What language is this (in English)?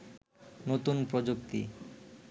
Bangla